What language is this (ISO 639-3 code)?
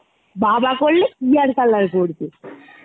ben